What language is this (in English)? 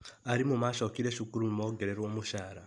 Kikuyu